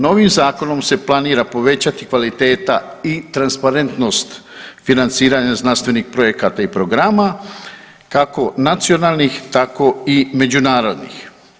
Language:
Croatian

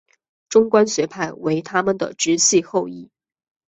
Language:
Chinese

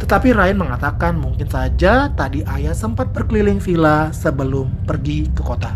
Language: Indonesian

